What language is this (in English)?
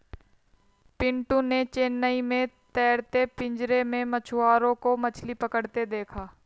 Hindi